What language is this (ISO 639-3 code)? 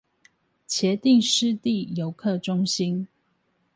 zho